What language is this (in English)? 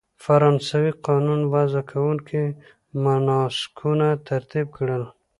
Pashto